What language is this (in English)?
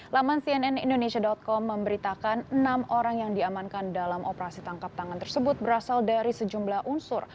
Indonesian